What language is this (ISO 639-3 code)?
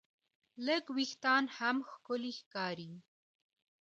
pus